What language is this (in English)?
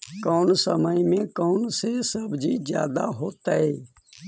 Magahi